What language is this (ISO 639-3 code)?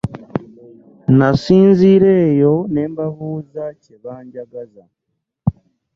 lug